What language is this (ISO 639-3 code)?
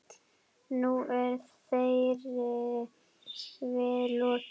isl